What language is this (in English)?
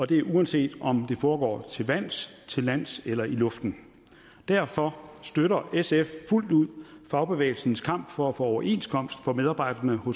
Danish